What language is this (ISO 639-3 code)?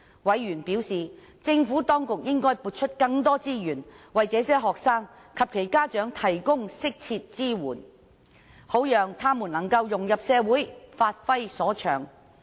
yue